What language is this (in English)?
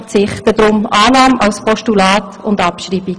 Swiss German